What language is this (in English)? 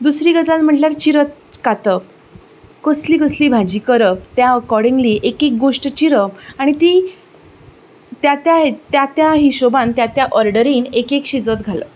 Konkani